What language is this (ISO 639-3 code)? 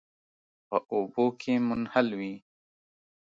pus